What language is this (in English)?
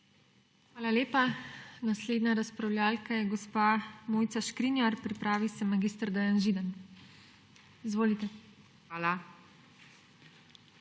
Slovenian